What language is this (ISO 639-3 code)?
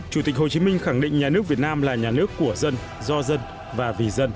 vie